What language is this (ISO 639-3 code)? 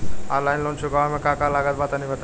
bho